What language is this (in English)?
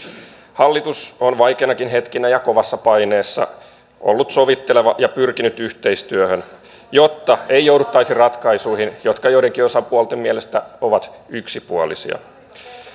Finnish